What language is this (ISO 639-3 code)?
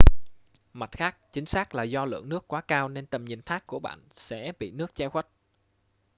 vie